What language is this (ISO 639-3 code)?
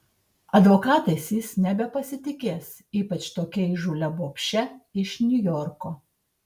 lit